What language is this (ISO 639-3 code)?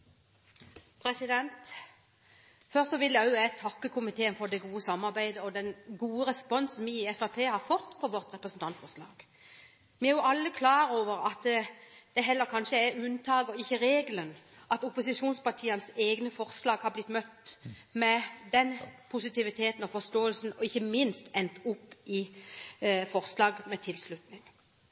nor